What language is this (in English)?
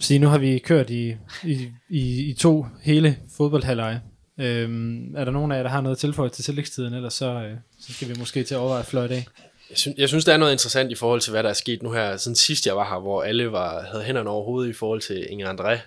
Danish